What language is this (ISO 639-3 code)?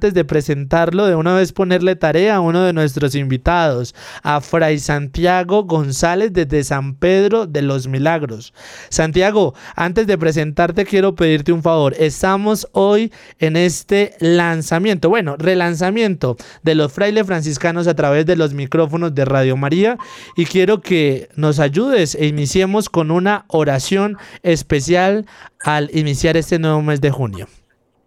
spa